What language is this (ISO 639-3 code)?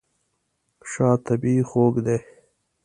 pus